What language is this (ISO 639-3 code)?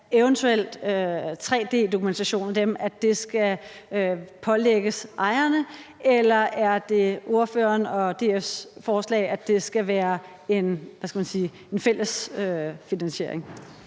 dan